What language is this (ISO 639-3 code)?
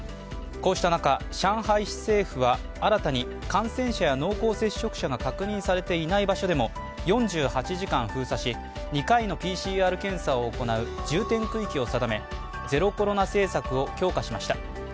jpn